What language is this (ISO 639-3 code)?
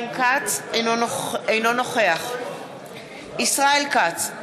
heb